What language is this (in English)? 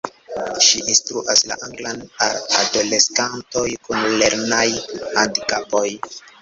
Esperanto